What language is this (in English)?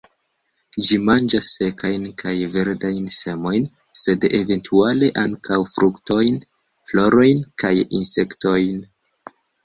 Esperanto